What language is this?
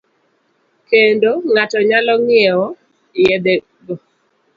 Luo (Kenya and Tanzania)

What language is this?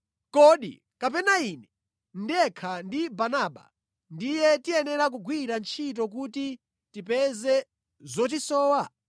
Nyanja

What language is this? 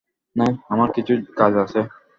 Bangla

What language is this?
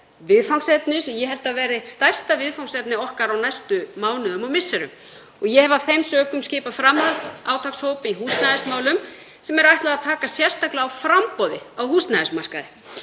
Icelandic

